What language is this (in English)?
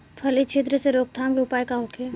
Bhojpuri